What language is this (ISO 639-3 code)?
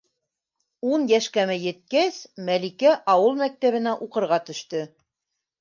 bak